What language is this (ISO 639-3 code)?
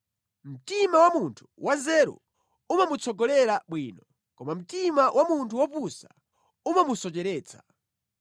nya